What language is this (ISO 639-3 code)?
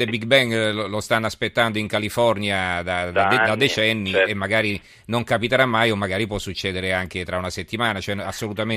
ita